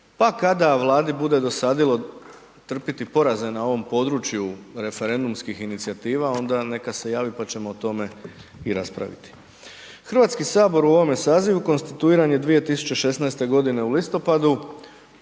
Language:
Croatian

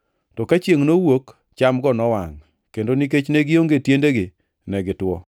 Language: Luo (Kenya and Tanzania)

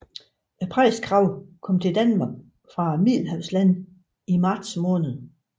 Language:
Danish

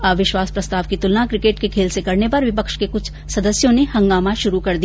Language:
Hindi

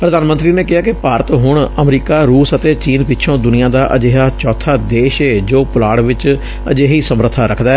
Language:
Punjabi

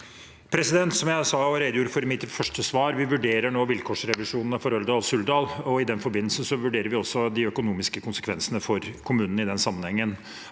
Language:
Norwegian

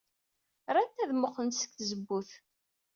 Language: Kabyle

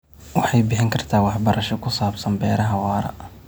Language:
Somali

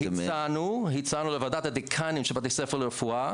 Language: Hebrew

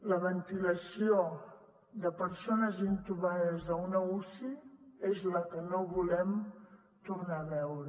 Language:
Catalan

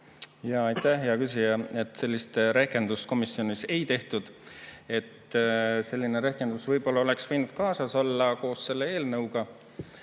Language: Estonian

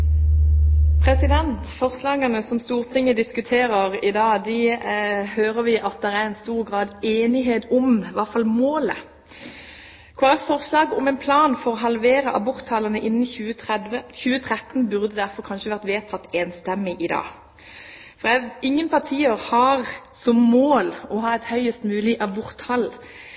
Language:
Norwegian Bokmål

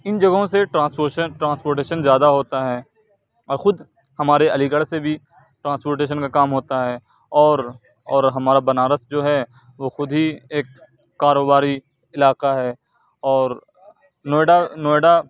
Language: Urdu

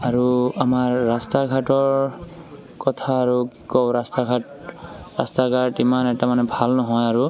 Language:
Assamese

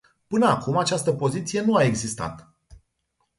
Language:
Romanian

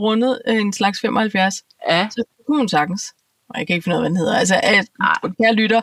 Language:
Danish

